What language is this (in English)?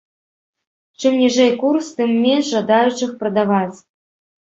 Belarusian